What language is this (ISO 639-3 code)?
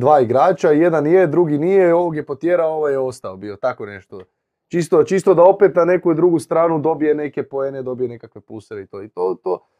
hrv